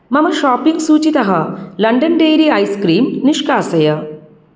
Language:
Sanskrit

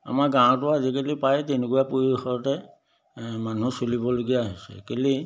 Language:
Assamese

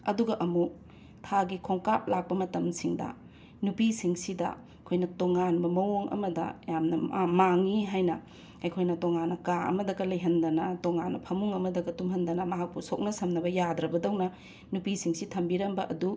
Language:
Manipuri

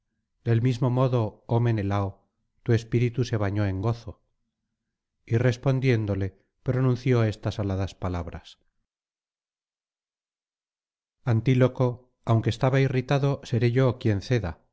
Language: Spanish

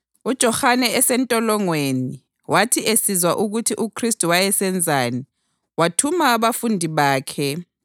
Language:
North Ndebele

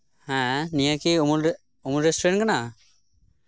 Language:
Santali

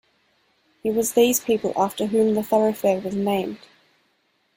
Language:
English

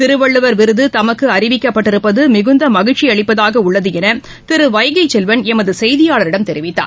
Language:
Tamil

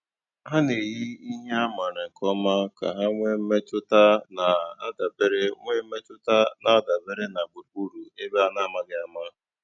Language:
Igbo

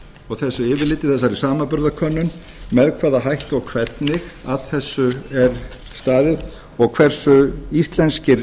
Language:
Icelandic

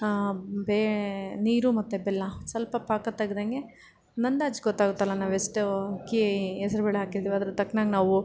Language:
Kannada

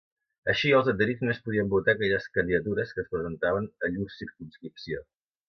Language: Catalan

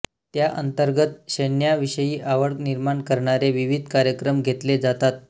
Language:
Marathi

